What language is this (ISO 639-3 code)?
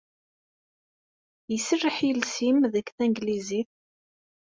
kab